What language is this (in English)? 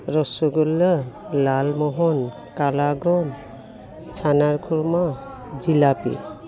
Assamese